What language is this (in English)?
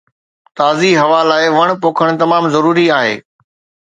Sindhi